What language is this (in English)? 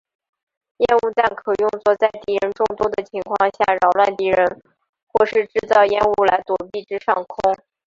Chinese